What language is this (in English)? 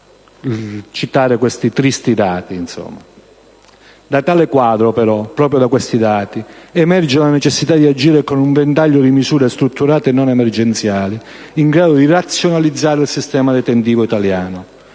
Italian